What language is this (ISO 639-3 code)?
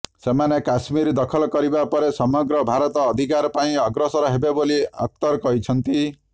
ori